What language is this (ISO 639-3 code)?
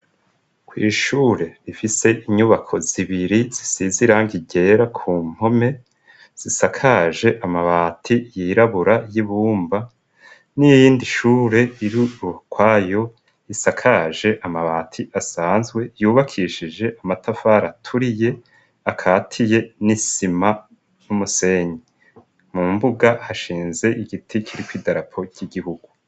run